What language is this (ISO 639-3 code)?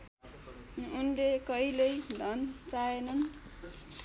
nep